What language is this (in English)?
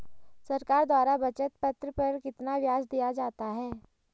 Hindi